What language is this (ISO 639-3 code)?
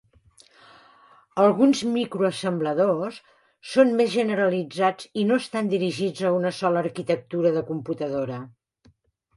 cat